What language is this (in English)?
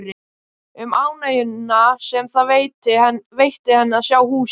Icelandic